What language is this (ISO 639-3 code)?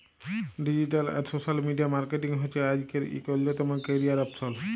ben